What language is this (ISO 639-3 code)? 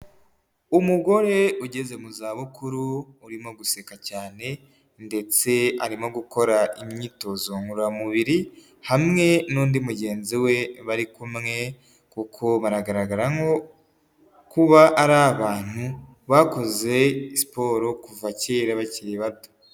kin